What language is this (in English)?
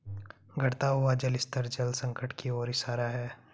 Hindi